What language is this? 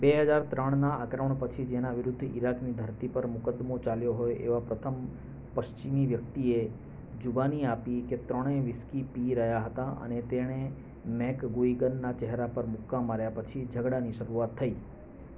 Gujarati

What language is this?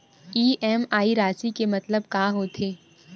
Chhattisgarhi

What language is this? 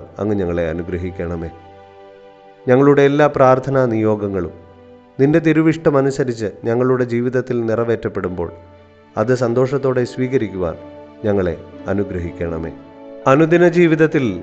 Thai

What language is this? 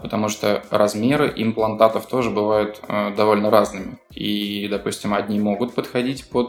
Russian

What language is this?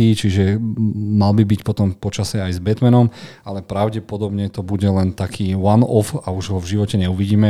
Slovak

